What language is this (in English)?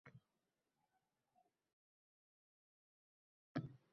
Uzbek